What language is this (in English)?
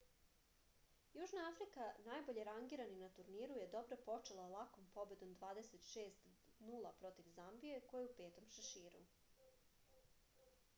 Serbian